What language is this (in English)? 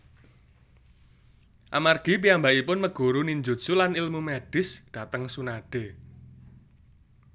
Javanese